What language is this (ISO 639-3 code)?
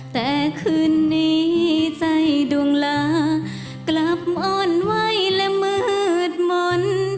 tha